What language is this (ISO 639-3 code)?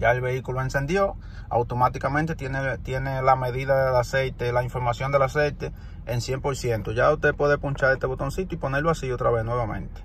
spa